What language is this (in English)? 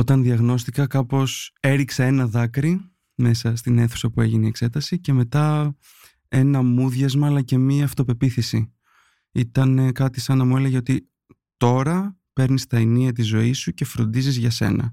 Greek